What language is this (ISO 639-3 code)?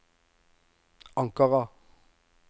nor